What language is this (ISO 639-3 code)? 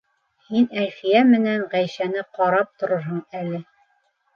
bak